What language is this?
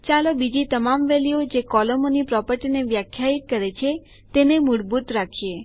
Gujarati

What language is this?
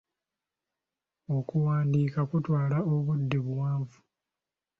Ganda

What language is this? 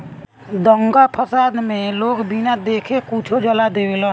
Bhojpuri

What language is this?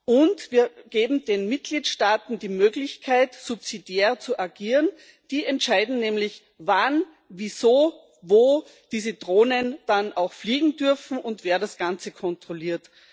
German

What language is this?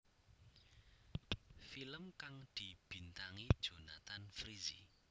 Javanese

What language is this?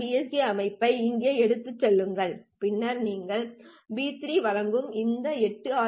Tamil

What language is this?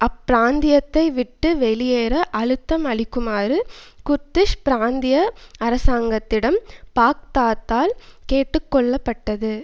Tamil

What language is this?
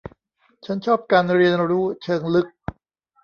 Thai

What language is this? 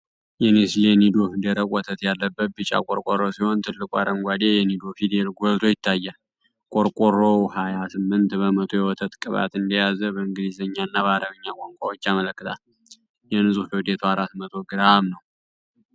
Amharic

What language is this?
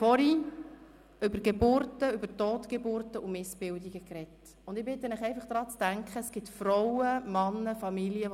Swiss German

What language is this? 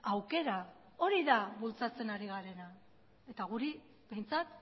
Basque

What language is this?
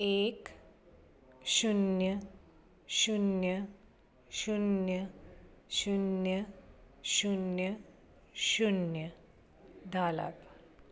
Konkani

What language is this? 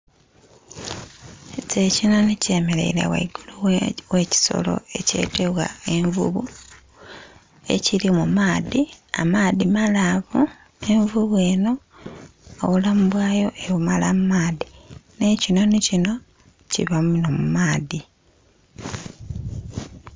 Soga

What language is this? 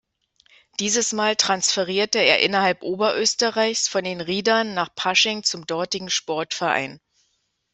German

